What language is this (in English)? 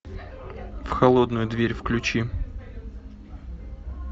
Russian